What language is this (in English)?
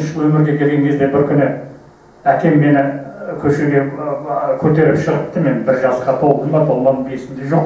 Turkish